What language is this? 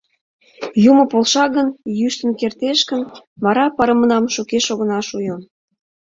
Mari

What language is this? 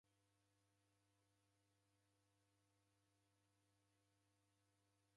Taita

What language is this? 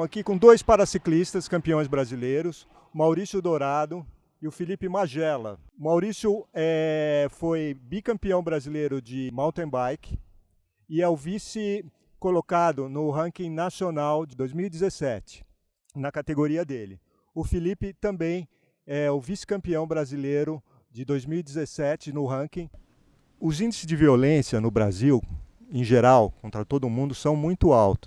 Portuguese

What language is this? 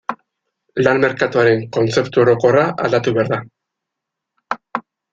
Basque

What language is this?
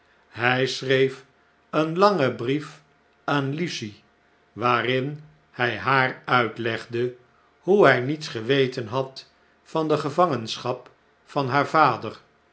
Dutch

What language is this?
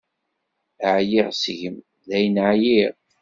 Kabyle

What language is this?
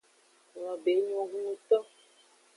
Aja (Benin)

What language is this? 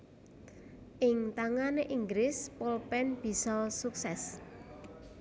Javanese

